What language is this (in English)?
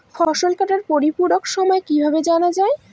Bangla